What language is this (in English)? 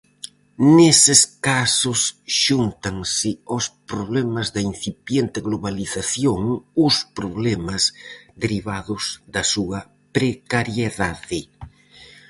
Galician